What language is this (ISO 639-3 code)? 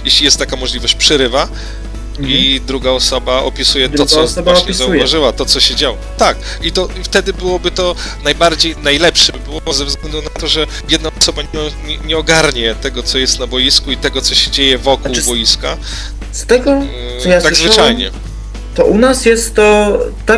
pol